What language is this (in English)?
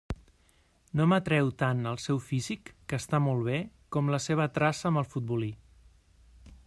Catalan